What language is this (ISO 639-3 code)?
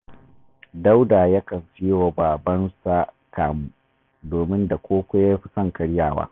hau